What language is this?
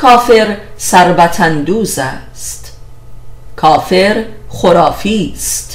Persian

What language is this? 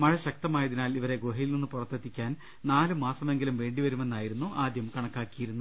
Malayalam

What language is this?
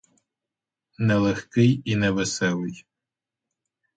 Ukrainian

